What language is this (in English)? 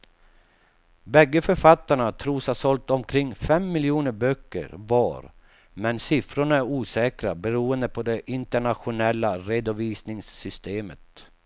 Swedish